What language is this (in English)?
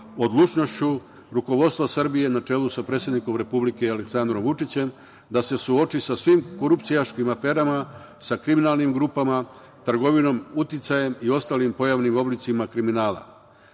Serbian